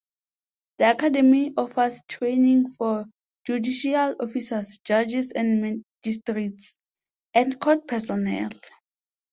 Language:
English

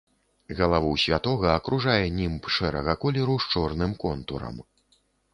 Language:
Belarusian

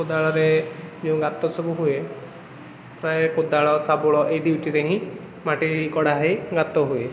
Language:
Odia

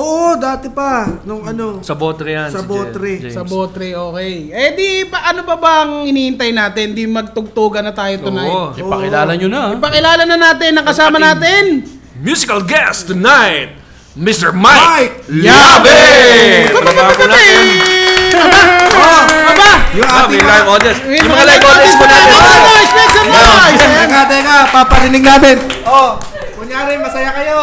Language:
Filipino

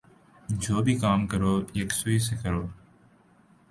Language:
Urdu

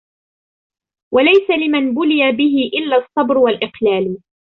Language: Arabic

